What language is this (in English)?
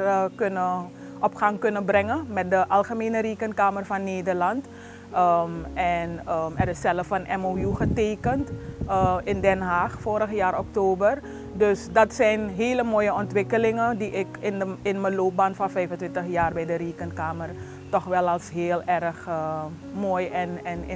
Dutch